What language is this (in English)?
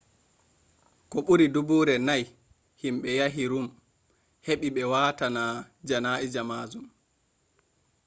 Fula